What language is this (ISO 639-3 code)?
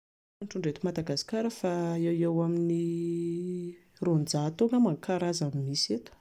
mlg